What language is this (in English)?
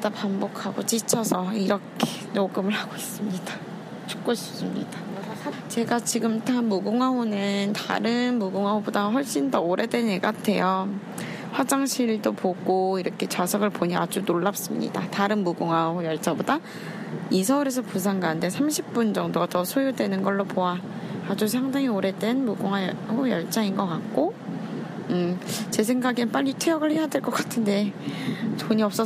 Korean